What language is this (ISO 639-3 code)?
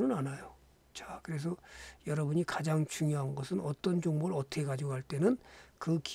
kor